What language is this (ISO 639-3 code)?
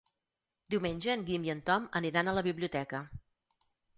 cat